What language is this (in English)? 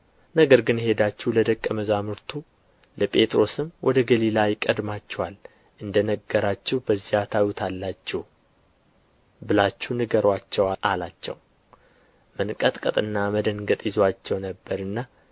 Amharic